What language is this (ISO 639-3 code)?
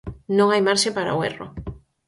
glg